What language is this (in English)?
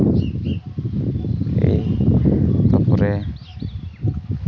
Santali